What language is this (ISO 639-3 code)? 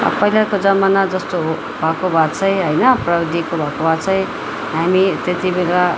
nep